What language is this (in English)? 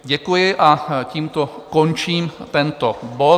Czech